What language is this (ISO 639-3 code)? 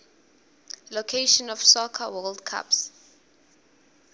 ssw